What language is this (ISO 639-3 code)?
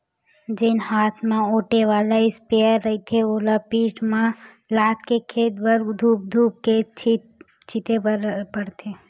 hne